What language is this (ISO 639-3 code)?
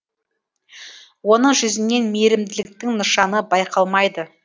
kaz